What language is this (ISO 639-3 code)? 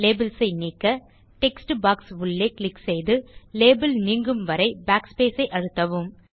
tam